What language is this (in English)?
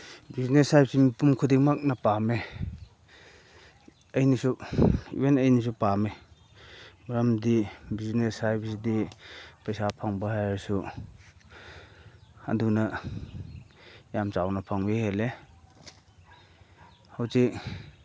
Manipuri